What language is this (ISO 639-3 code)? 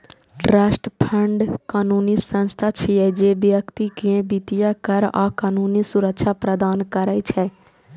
mai